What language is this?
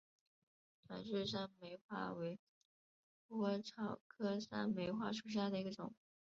Chinese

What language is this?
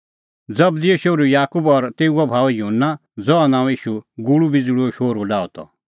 Kullu Pahari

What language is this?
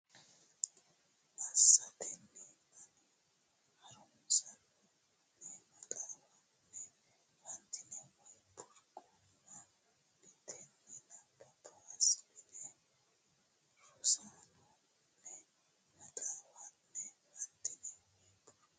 Sidamo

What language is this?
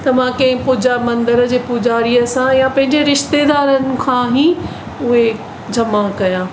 Sindhi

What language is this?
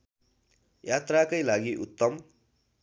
Nepali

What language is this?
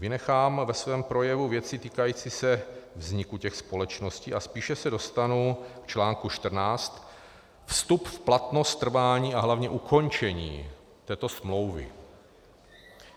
Czech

